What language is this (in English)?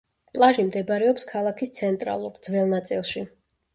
Georgian